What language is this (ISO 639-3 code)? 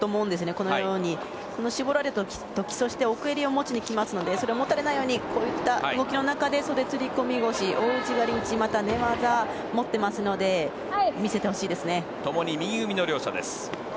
jpn